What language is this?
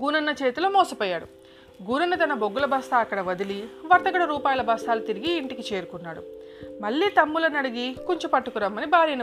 Telugu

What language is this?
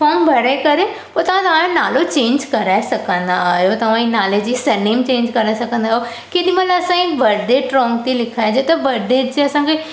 Sindhi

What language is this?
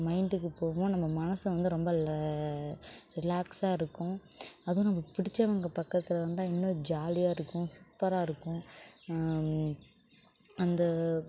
Tamil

